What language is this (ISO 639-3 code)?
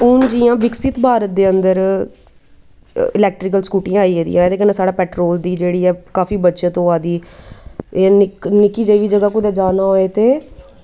doi